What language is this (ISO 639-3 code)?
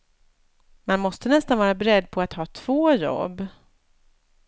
swe